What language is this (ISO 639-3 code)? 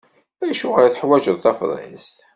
kab